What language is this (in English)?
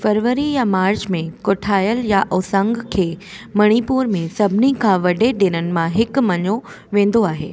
Sindhi